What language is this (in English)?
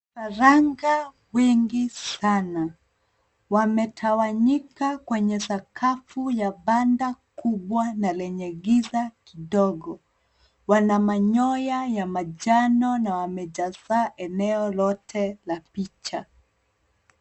Swahili